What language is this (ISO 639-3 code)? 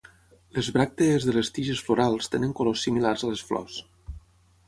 cat